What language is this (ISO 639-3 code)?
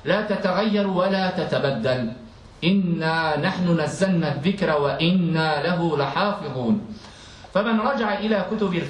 ara